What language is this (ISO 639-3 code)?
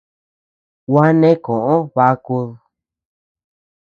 cux